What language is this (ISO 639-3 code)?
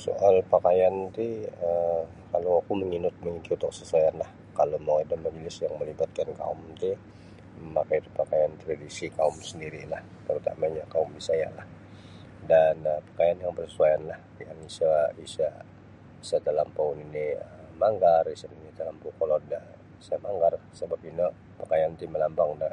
bsy